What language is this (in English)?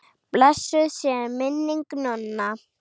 Icelandic